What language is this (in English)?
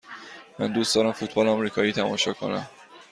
Persian